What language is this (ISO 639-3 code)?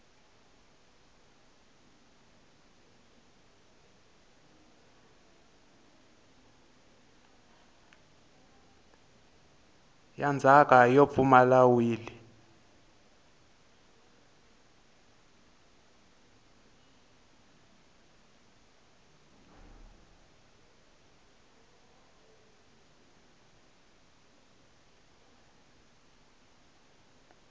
tso